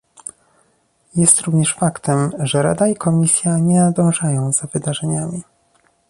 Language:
Polish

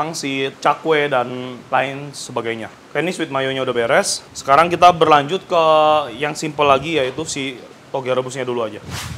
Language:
Indonesian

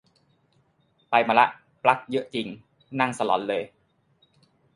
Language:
Thai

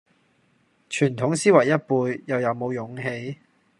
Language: Cantonese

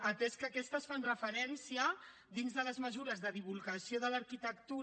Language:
Catalan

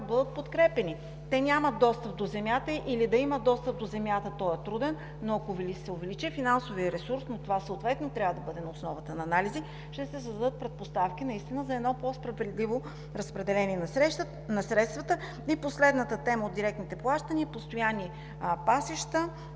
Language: Bulgarian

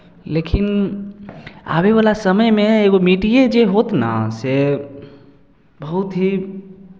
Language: Maithili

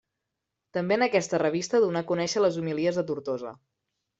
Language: Catalan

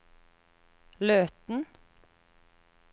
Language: Norwegian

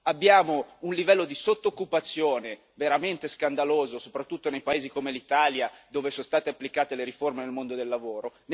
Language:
Italian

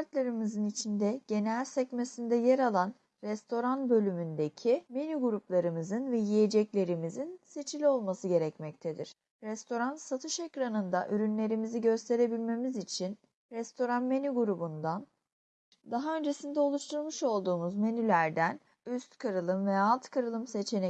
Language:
Turkish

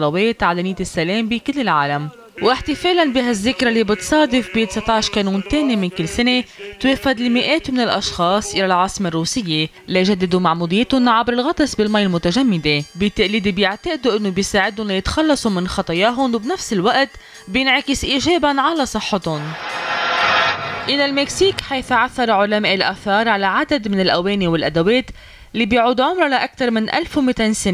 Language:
Arabic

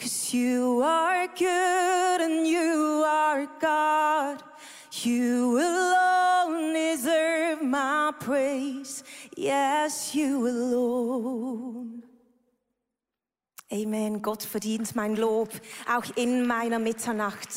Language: German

